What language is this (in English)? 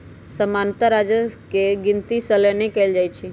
Magahi